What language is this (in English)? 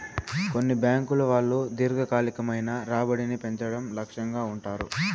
Telugu